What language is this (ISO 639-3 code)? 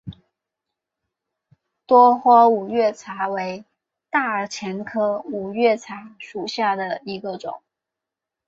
zho